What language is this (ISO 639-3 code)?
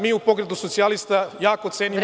srp